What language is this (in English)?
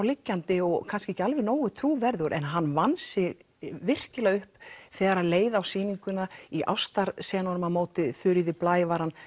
Icelandic